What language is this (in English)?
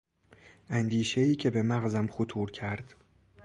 Persian